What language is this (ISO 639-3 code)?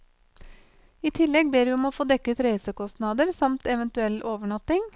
nor